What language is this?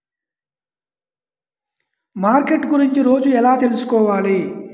Telugu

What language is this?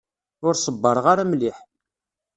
Kabyle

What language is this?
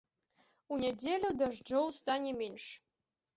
Belarusian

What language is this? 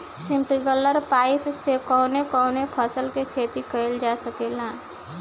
Bhojpuri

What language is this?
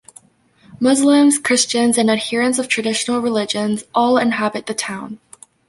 English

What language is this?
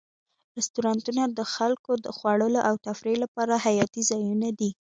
Pashto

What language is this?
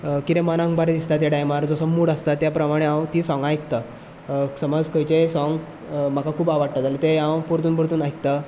Konkani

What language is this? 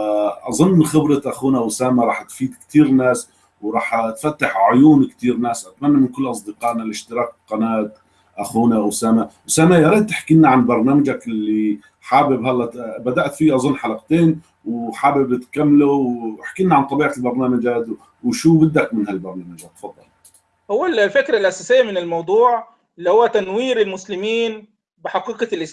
Arabic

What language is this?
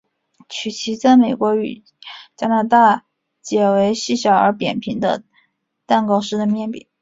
Chinese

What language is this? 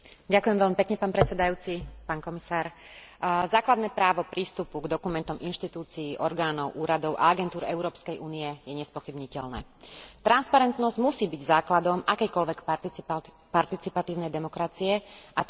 Slovak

